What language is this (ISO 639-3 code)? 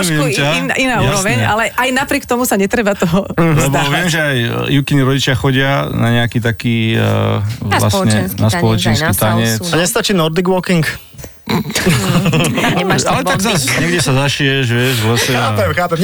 slk